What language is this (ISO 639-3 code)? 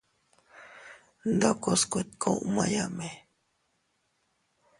cut